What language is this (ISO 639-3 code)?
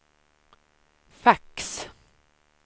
swe